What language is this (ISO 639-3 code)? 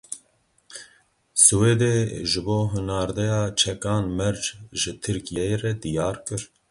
kur